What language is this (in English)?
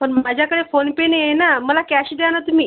Marathi